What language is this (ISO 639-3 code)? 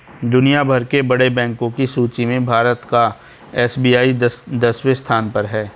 hin